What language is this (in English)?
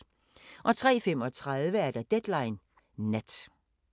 Danish